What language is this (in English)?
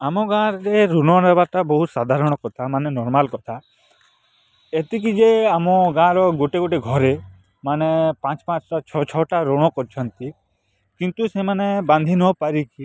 Odia